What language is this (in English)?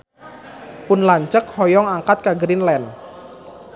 Sundanese